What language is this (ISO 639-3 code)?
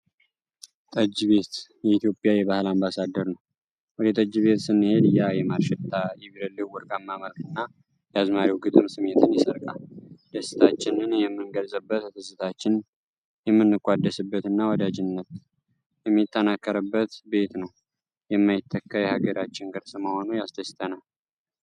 amh